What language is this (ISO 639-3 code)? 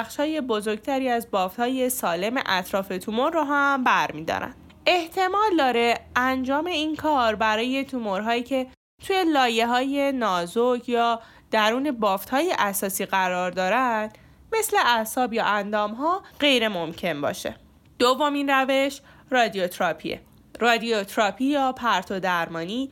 fas